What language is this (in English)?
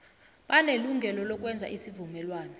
South Ndebele